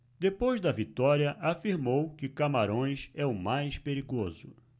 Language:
Portuguese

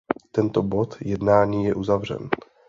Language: Czech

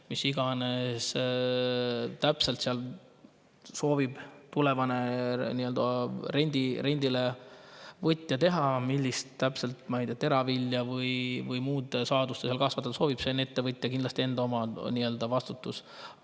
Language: Estonian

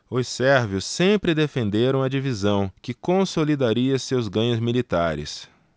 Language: Portuguese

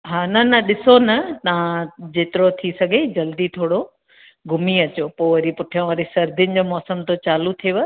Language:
Sindhi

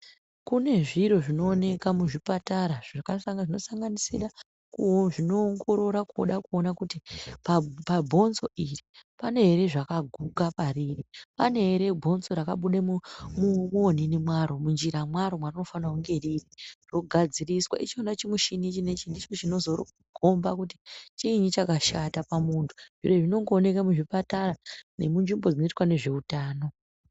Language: Ndau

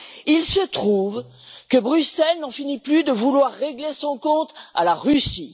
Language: French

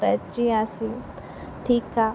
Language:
Sindhi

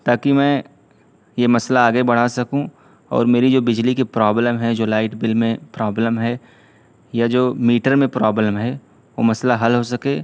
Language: Urdu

